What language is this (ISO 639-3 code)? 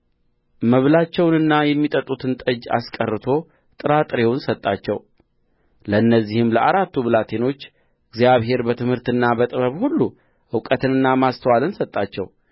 amh